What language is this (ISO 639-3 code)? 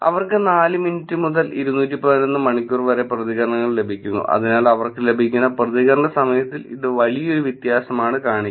mal